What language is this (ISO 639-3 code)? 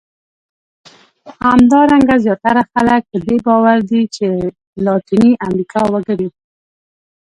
pus